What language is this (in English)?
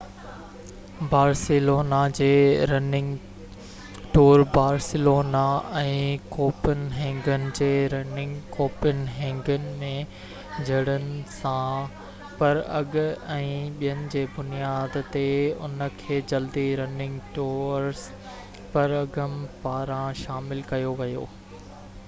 Sindhi